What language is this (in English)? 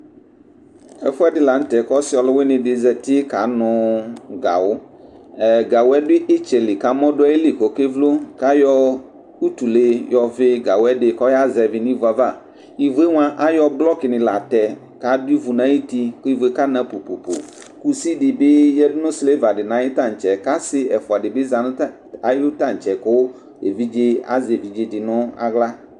Ikposo